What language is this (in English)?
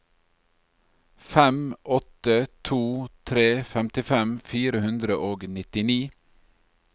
Norwegian